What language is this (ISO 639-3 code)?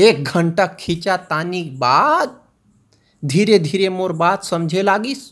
hin